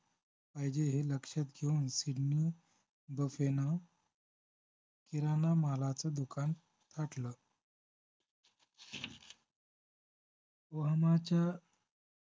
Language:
Marathi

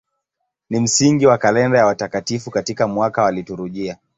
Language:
Swahili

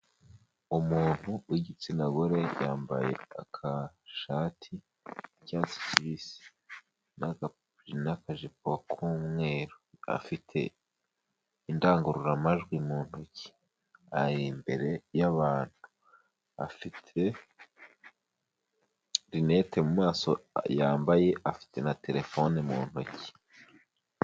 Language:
Kinyarwanda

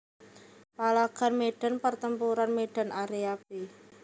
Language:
Javanese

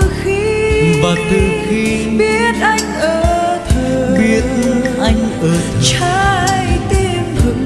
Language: Vietnamese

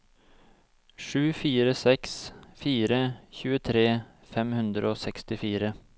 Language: Norwegian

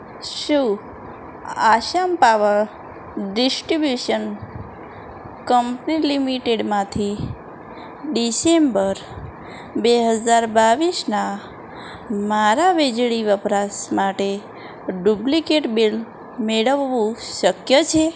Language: Gujarati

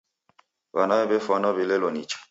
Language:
Taita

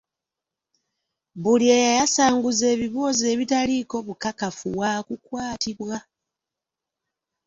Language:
Ganda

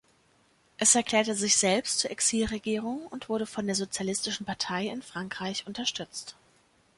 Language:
German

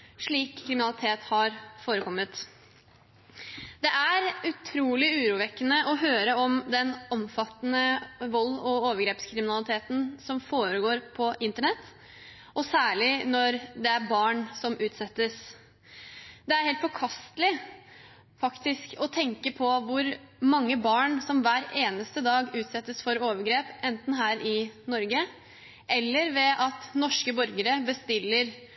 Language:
Norwegian Bokmål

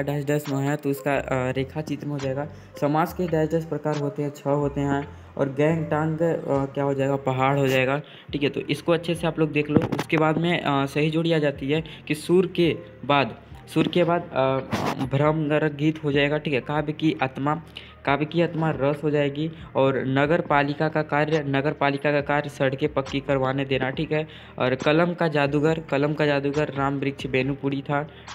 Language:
Hindi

